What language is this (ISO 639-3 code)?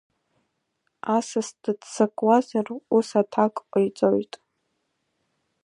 abk